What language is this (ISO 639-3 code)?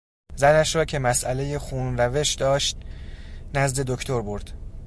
fas